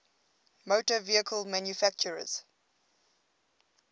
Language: English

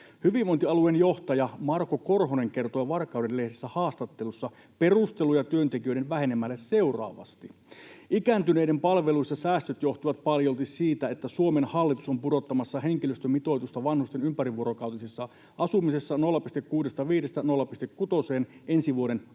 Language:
Finnish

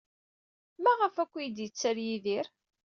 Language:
Kabyle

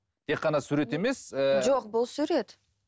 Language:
Kazakh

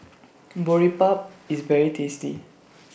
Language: English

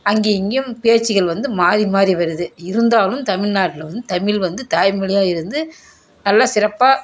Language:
Tamil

